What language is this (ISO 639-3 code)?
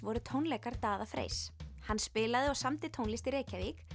isl